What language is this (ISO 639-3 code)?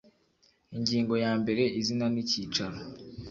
kin